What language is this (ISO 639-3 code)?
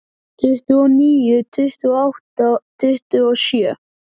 isl